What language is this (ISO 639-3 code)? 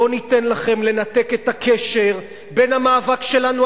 heb